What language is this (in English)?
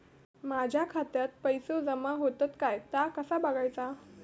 Marathi